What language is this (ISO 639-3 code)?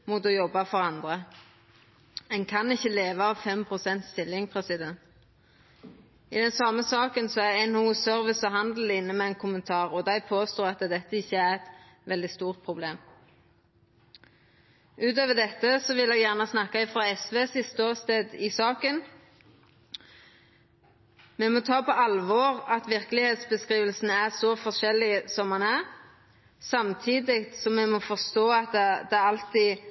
nno